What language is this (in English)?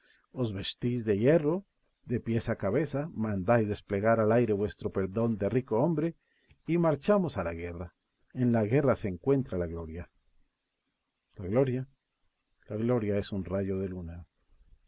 Spanish